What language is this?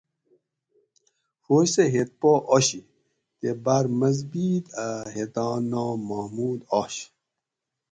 Gawri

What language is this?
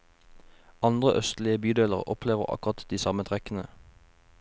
Norwegian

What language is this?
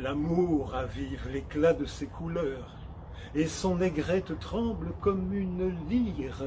French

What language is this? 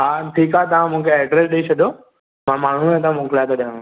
Sindhi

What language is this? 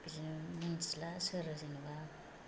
Bodo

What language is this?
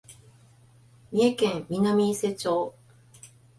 Japanese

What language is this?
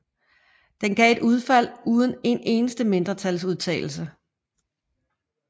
Danish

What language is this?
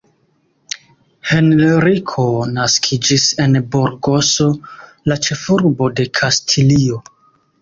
Esperanto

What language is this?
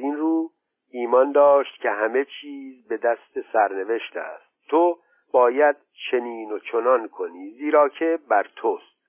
Persian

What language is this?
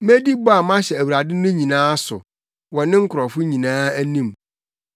Akan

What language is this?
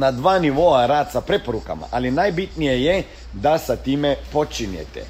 Croatian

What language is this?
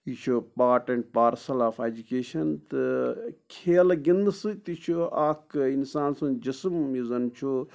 Kashmiri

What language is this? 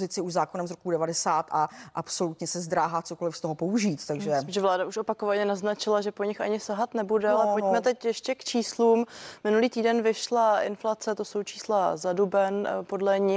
Czech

